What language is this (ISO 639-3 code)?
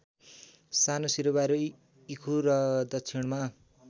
nep